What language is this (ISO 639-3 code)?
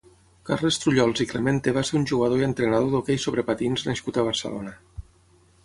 cat